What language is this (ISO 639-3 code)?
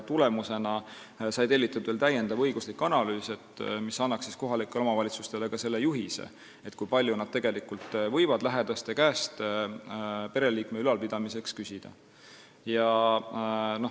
est